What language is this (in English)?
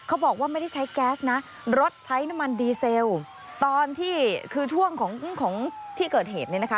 Thai